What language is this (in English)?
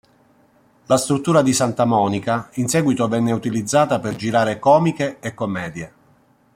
Italian